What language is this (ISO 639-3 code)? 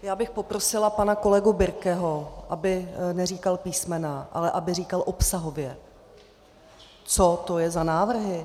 ces